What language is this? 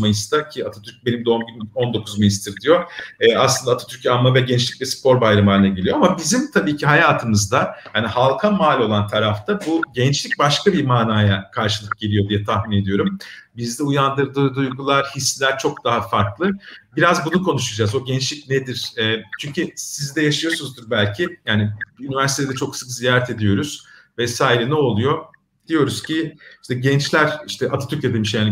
Turkish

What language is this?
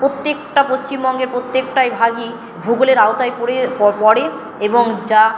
Bangla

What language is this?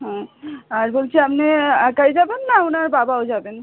Bangla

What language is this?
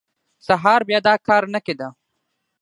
Pashto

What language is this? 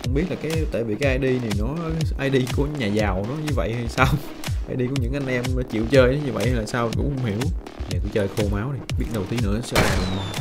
Vietnamese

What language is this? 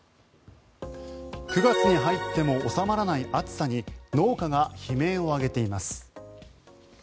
Japanese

